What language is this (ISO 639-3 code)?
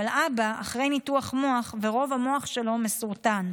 heb